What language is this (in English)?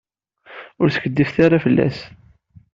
Kabyle